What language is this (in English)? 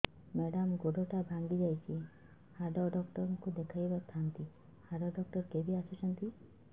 Odia